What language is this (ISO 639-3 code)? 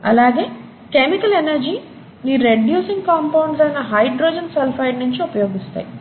tel